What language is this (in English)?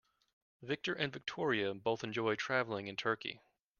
English